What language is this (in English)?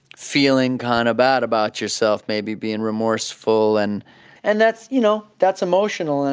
English